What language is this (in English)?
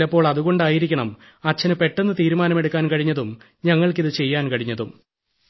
Malayalam